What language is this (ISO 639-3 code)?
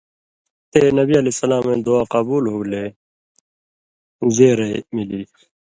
mvy